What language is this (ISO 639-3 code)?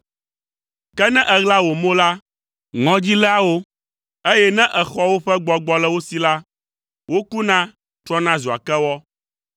ewe